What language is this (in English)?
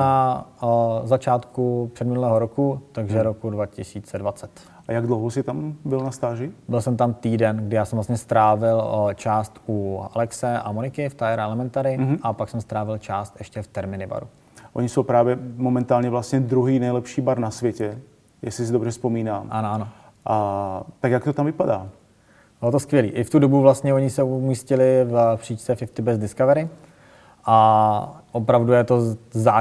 Czech